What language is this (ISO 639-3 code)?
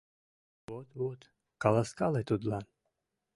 chm